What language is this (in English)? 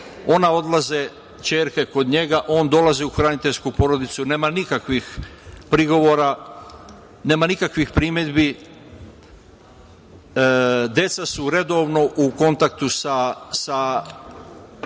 Serbian